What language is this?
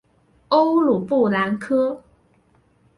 Chinese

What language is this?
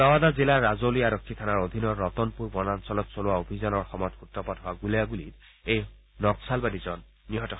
Assamese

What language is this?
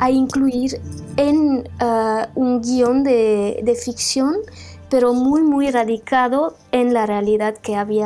Portuguese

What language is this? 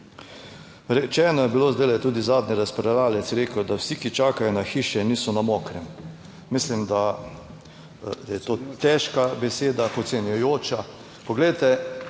Slovenian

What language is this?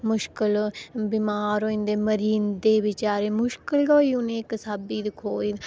Dogri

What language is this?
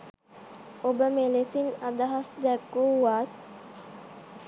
Sinhala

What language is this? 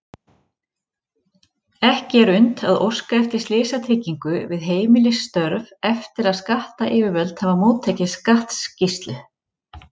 Icelandic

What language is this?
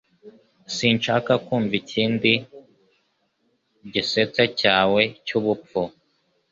Kinyarwanda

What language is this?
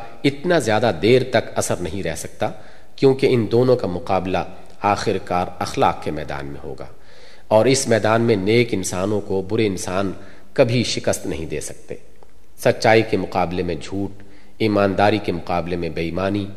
Urdu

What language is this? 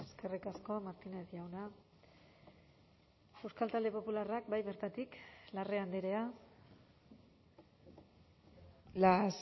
Basque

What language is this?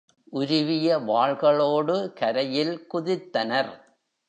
Tamil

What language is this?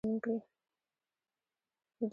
Pashto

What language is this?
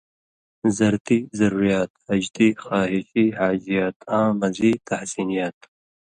Indus Kohistani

